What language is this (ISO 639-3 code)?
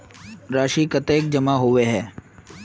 mag